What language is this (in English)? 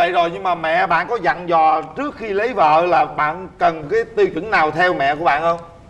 Vietnamese